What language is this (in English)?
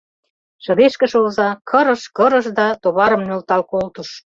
Mari